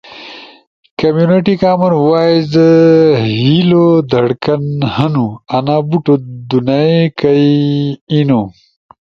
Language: Ushojo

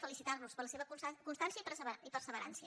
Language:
Catalan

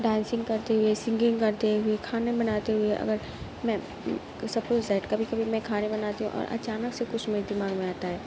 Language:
Urdu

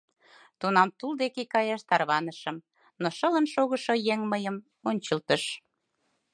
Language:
Mari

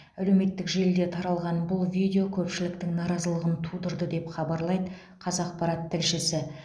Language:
Kazakh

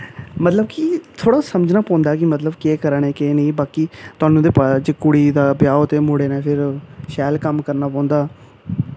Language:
Dogri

